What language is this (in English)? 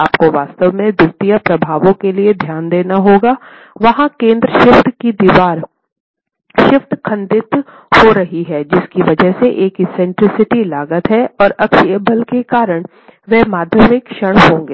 Hindi